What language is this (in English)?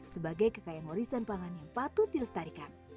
Indonesian